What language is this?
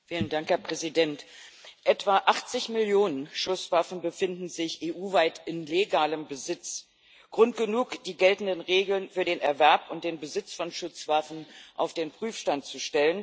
German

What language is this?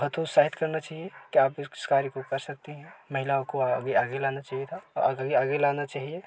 Hindi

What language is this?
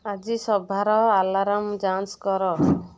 Odia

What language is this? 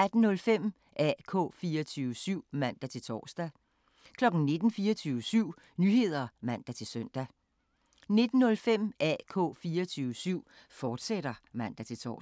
Danish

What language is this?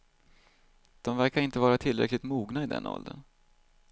Swedish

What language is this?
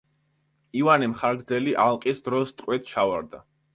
Georgian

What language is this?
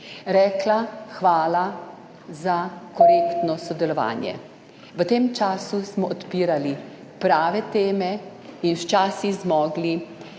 Slovenian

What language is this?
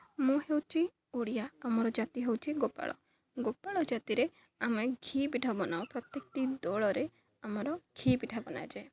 Odia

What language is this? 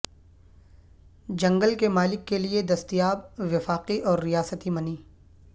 Urdu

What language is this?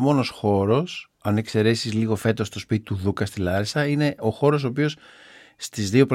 Greek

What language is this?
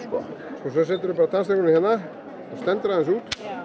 Icelandic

